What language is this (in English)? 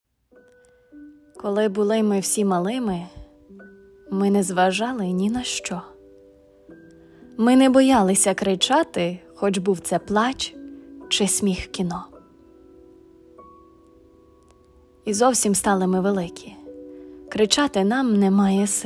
Ukrainian